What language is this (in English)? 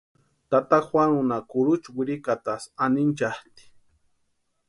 Western Highland Purepecha